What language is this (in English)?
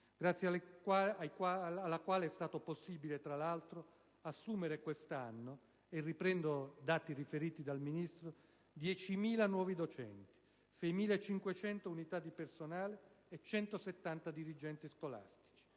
Italian